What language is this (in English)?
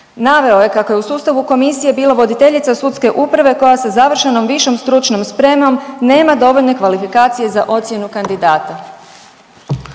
Croatian